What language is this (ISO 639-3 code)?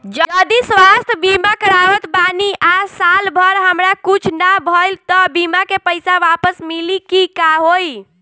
bho